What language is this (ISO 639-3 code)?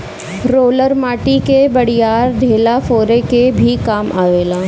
bho